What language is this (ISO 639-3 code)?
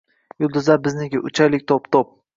uzb